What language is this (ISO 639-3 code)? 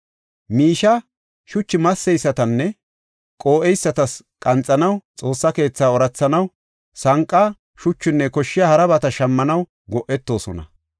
gof